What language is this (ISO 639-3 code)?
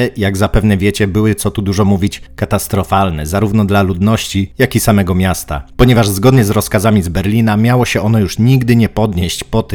pol